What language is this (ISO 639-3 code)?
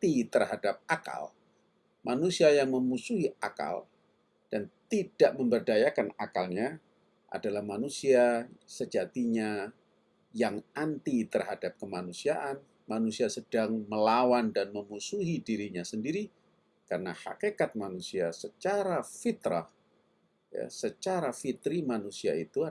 ind